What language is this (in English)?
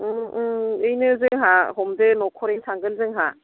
Bodo